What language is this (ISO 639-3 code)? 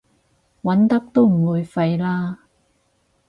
yue